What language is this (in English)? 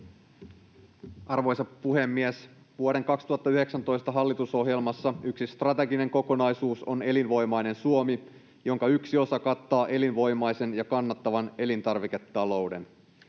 Finnish